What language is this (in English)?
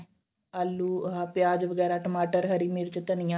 Punjabi